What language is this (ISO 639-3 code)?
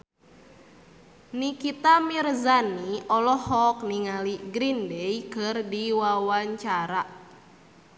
sun